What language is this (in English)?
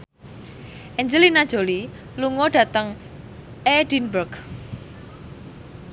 Javanese